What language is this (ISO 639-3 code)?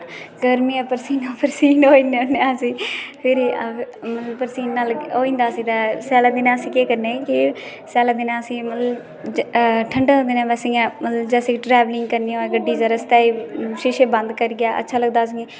doi